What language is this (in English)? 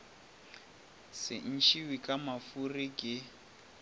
Northern Sotho